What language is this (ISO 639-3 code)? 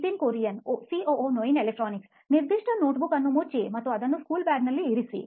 kan